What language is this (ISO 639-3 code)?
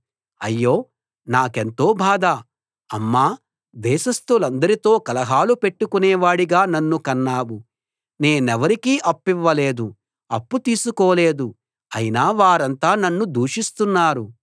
tel